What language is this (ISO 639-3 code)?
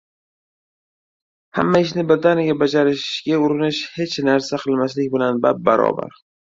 uzb